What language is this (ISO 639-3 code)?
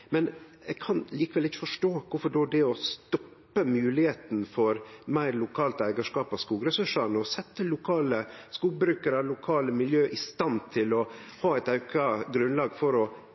nno